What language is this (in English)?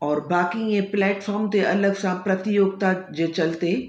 Sindhi